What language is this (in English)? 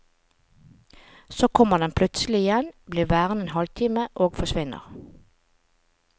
Norwegian